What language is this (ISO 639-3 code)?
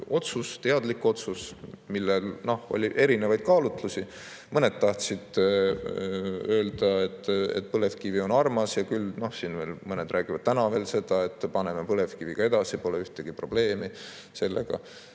est